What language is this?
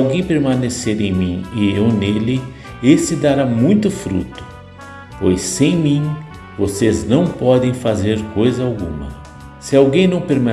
Portuguese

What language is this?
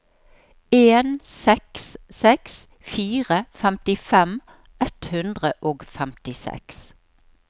Norwegian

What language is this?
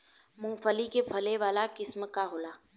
Bhojpuri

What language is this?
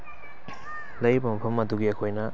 Manipuri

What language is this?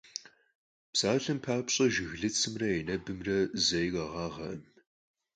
Kabardian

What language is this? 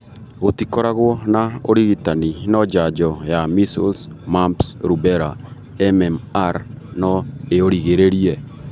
Kikuyu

